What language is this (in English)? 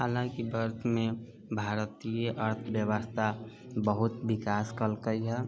Maithili